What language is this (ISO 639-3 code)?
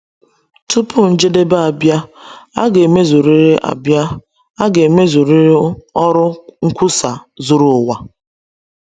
ibo